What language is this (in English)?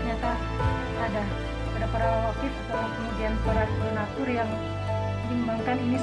Indonesian